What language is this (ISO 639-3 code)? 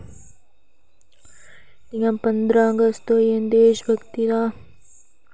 doi